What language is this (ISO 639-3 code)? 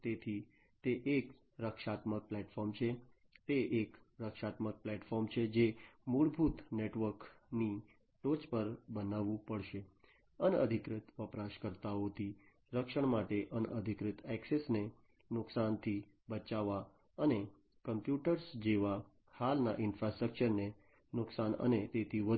guj